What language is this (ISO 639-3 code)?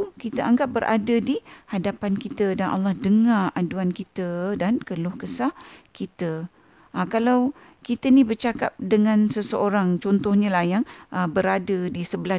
msa